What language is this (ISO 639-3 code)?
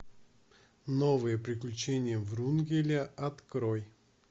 rus